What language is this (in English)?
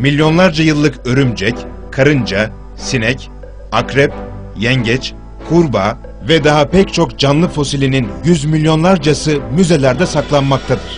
Turkish